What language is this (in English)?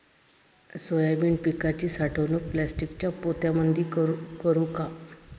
Marathi